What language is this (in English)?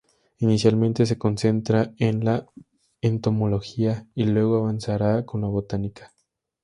Spanish